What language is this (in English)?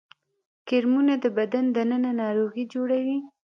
Pashto